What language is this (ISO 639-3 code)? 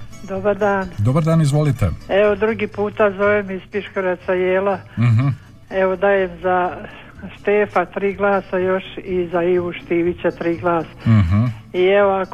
hrv